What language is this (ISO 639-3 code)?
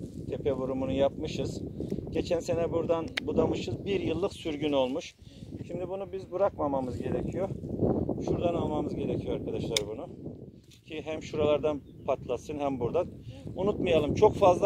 tur